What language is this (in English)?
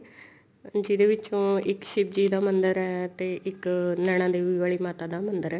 Punjabi